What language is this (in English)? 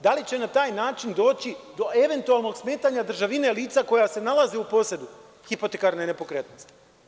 Serbian